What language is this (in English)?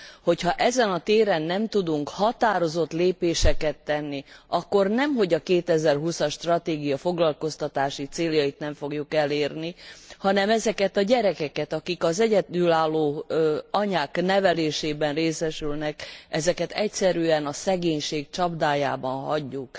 Hungarian